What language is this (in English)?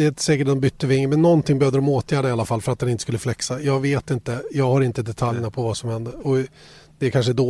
Swedish